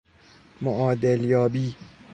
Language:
Persian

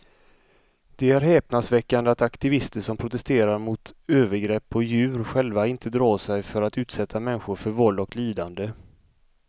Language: Swedish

